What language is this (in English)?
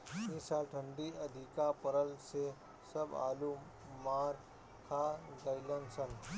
Bhojpuri